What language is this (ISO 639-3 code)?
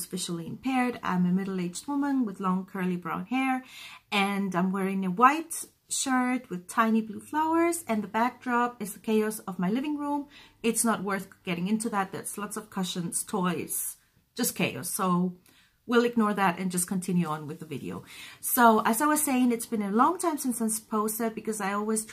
eng